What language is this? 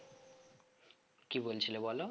Bangla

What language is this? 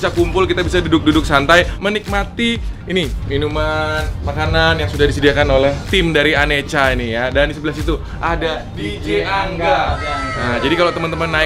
Indonesian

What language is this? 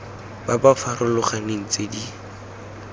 Tswana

